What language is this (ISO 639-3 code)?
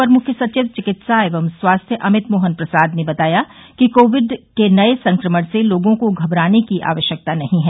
hin